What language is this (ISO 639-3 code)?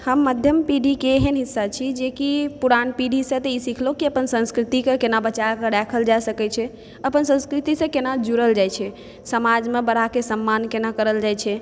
mai